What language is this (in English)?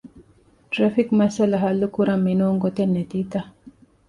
Divehi